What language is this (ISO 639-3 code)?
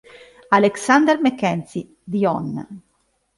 ita